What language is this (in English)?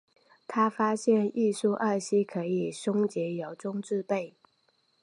Chinese